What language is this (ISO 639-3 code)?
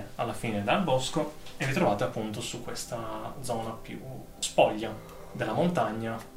ita